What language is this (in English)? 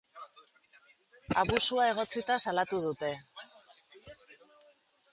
Basque